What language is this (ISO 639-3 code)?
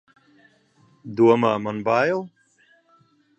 lav